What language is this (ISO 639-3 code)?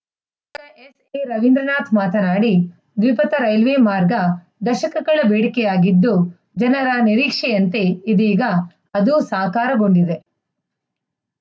kan